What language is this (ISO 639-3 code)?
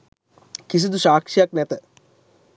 sin